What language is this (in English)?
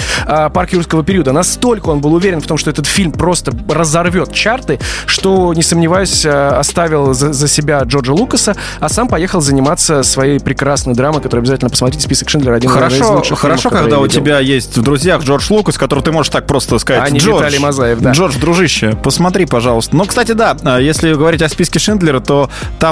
Russian